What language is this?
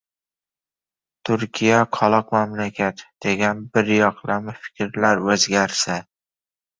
Uzbek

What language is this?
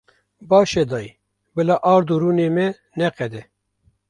Kurdish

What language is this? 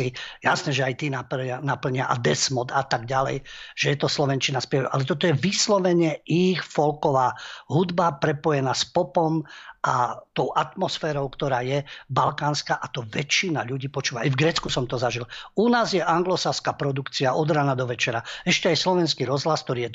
Slovak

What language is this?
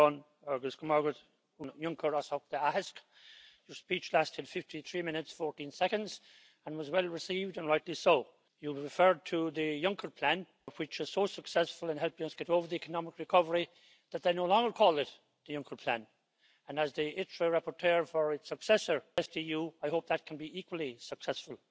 Spanish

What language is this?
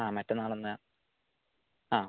Malayalam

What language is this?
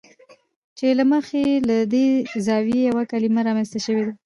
Pashto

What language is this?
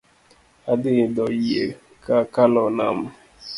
Luo (Kenya and Tanzania)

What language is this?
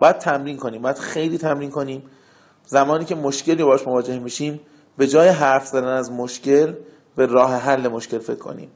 Persian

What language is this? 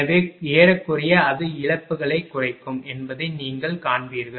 Tamil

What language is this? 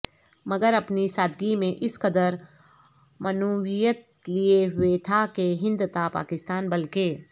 Urdu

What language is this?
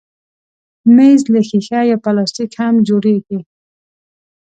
Pashto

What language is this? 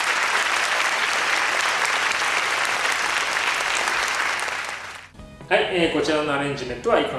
Japanese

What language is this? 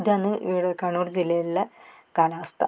Malayalam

